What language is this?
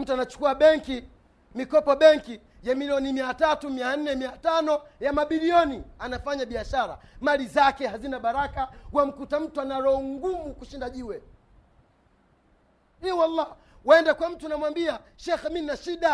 Swahili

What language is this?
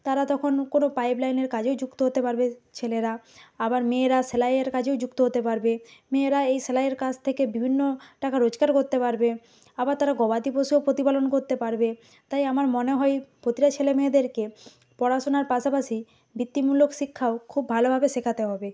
Bangla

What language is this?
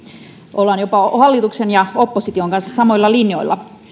Finnish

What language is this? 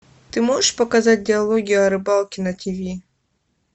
Russian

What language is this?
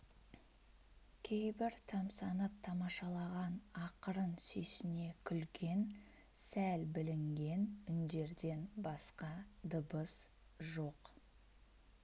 Kazakh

